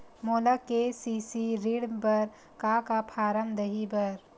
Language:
Chhattisgarhi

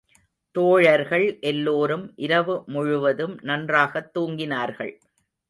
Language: Tamil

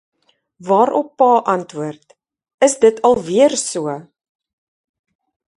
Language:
Afrikaans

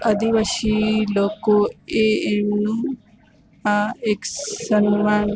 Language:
Gujarati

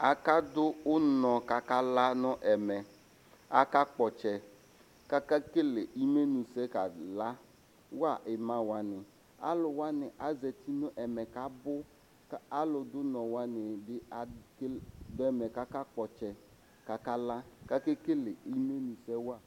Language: Ikposo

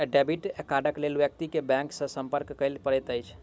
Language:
Maithili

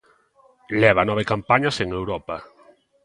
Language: Galician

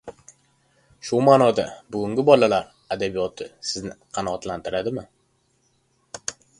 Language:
Uzbek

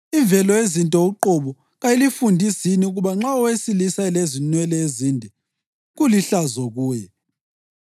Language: North Ndebele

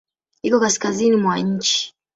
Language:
Swahili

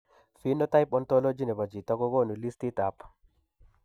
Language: Kalenjin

